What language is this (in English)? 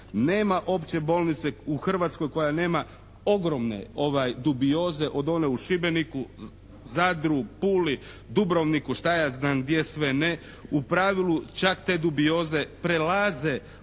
Croatian